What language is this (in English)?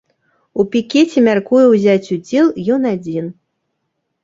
Belarusian